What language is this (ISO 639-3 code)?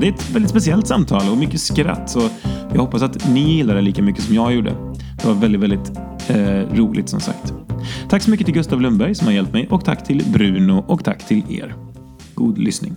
swe